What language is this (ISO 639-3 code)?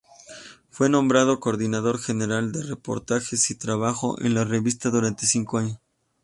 spa